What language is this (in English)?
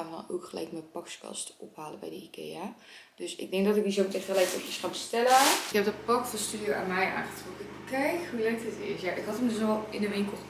Dutch